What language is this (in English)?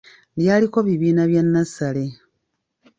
Ganda